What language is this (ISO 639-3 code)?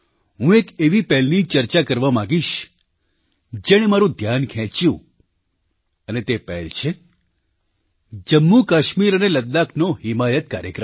guj